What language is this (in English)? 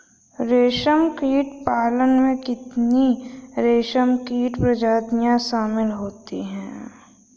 Hindi